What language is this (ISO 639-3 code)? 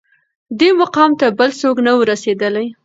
pus